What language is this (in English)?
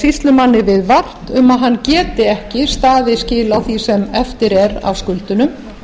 Icelandic